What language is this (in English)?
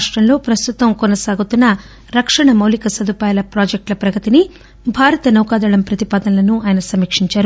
Telugu